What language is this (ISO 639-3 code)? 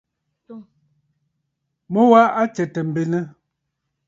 bfd